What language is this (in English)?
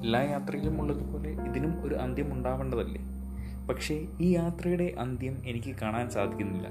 Malayalam